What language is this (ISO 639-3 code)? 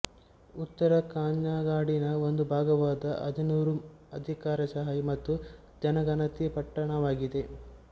kan